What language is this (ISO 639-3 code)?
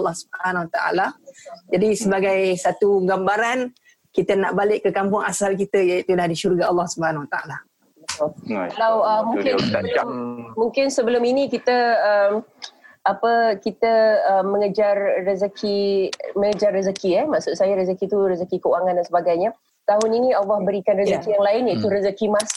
msa